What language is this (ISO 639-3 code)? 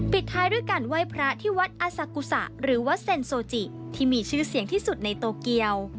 tha